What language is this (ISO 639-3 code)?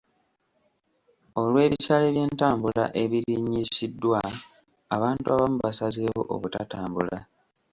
lug